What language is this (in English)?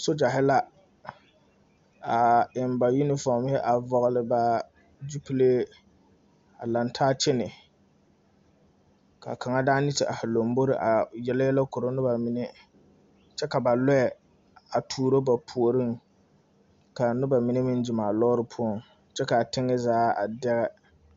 Southern Dagaare